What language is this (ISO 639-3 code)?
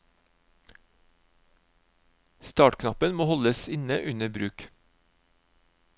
nor